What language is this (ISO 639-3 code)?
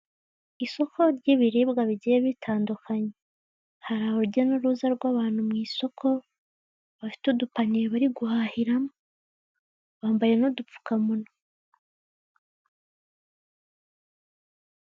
kin